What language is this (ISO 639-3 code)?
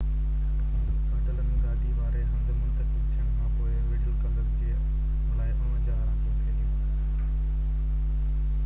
snd